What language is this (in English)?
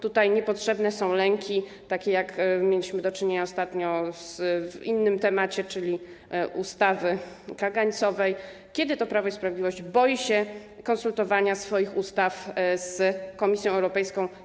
Polish